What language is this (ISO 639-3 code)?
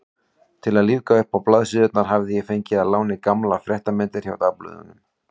isl